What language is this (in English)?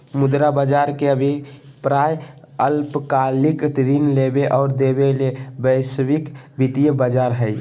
Magahi